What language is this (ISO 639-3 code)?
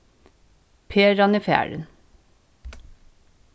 fao